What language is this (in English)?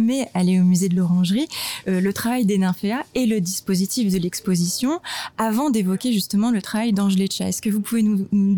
French